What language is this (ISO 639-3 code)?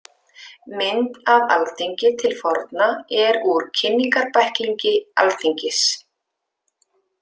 isl